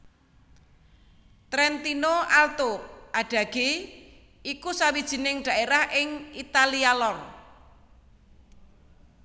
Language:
Javanese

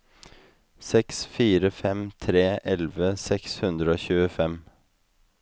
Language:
Norwegian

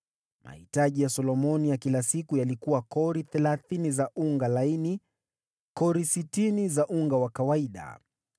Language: Swahili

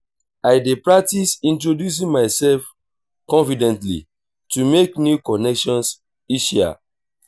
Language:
Nigerian Pidgin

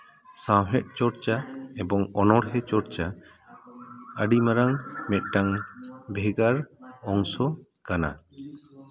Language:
Santali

